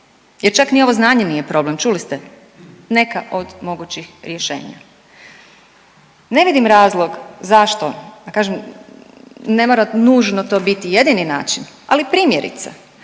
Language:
Croatian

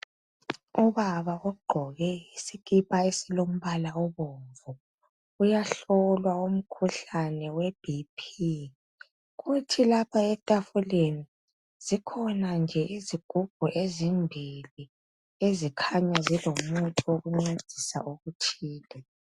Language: North Ndebele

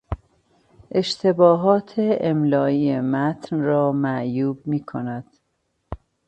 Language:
Persian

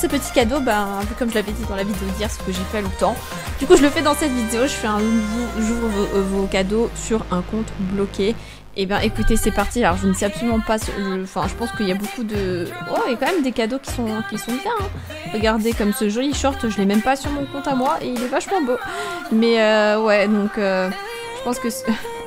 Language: French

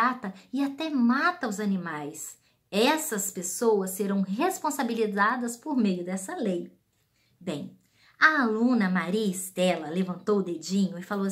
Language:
Portuguese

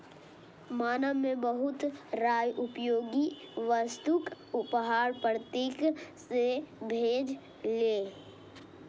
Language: Maithili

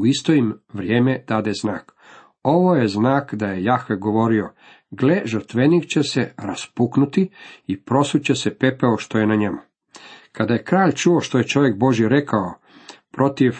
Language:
Croatian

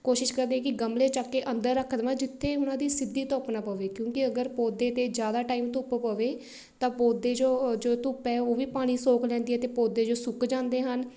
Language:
Punjabi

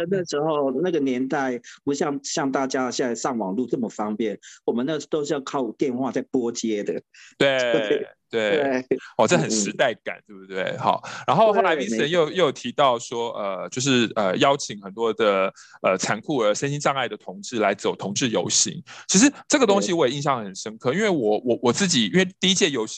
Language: Chinese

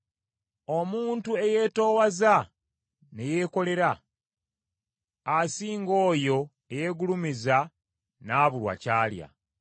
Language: Ganda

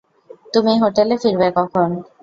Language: Bangla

